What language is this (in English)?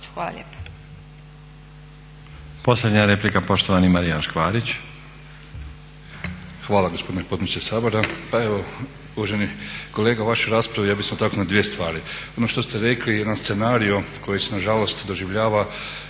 Croatian